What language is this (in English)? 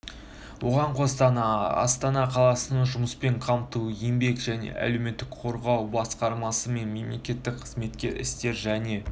Kazakh